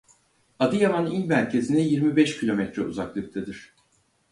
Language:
Turkish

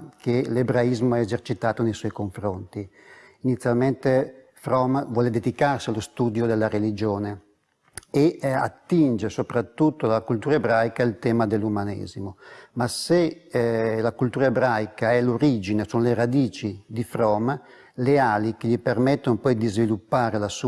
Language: Italian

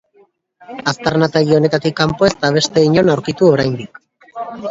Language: Basque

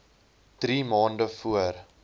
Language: Afrikaans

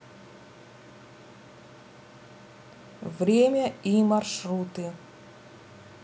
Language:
Russian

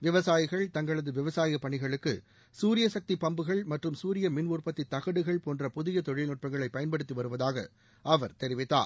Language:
Tamil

